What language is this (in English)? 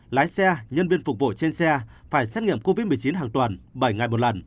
Vietnamese